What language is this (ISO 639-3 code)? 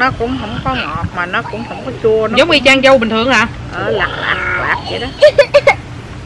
vie